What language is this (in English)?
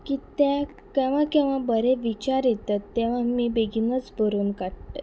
Konkani